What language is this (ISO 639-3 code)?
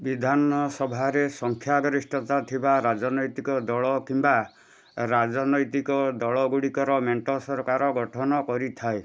ori